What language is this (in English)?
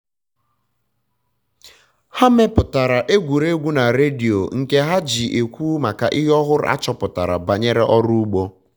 Igbo